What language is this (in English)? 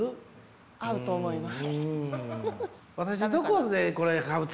Japanese